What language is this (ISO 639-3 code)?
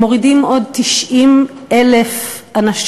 heb